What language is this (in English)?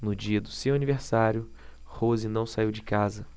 Portuguese